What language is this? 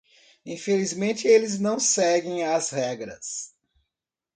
Portuguese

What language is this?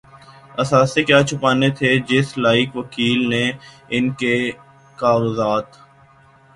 Urdu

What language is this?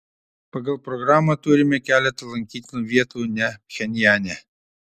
Lithuanian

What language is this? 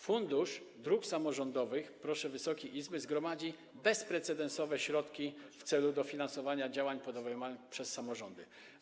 Polish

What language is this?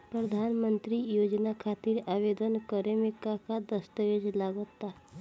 Bhojpuri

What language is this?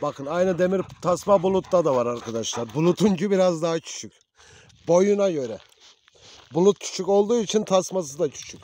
Turkish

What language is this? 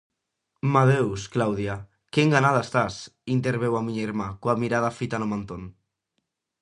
Galician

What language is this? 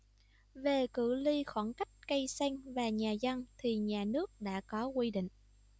Vietnamese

